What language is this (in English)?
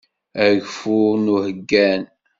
Kabyle